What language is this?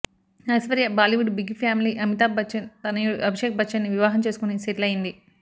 Telugu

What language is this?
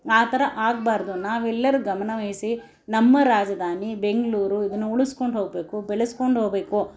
Kannada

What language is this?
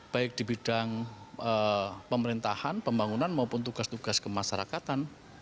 Indonesian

